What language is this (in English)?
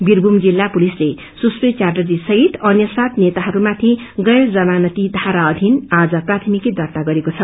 Nepali